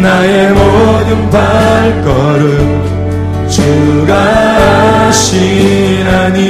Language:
Korean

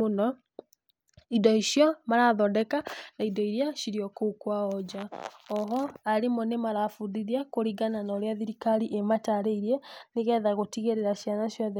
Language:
Kikuyu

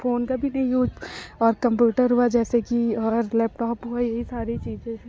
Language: Hindi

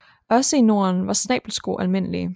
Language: Danish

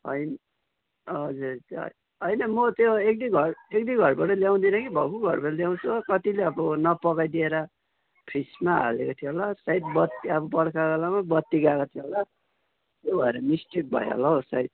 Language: Nepali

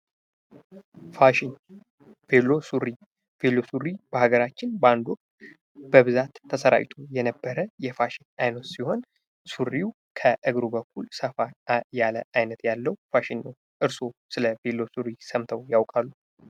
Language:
Amharic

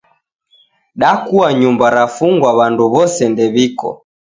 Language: Taita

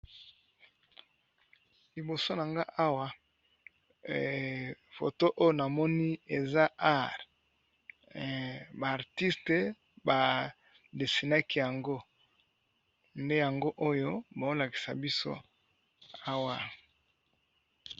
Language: Lingala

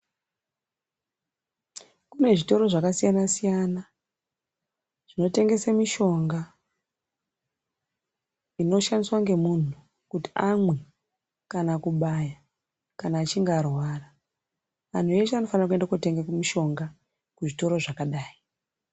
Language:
Ndau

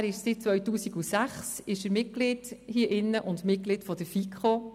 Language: Swiss German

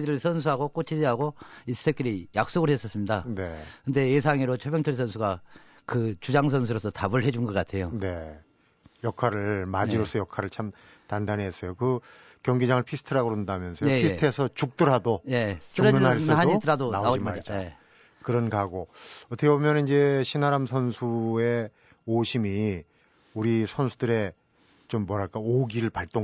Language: Korean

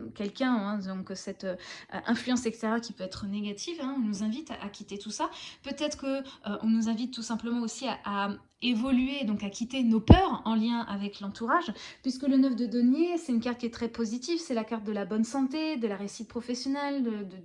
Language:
French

